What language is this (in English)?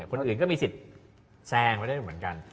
Thai